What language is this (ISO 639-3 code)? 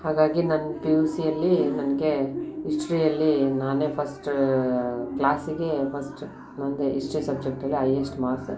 kan